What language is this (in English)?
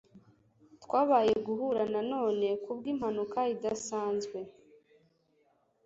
Kinyarwanda